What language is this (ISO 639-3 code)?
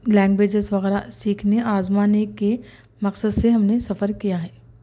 urd